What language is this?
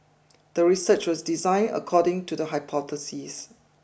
English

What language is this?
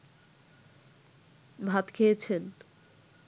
Bangla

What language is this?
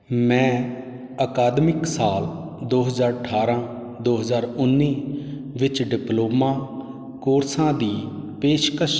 Punjabi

